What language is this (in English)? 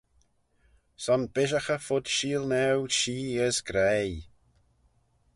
Manx